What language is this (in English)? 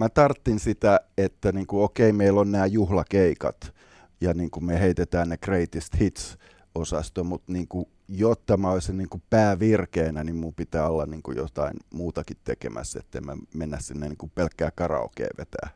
Finnish